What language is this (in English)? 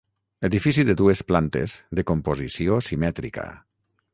Catalan